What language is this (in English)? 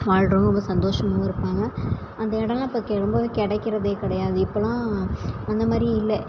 Tamil